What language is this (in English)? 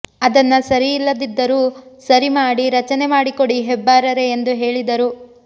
Kannada